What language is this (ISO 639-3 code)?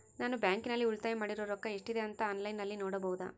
kan